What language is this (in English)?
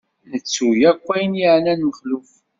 Kabyle